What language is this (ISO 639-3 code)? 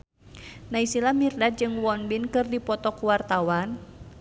sun